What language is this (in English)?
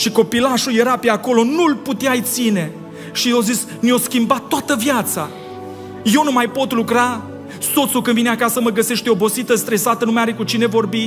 Romanian